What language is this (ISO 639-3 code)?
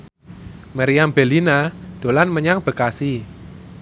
jav